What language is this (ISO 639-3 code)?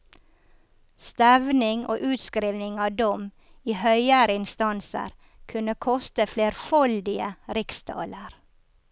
nor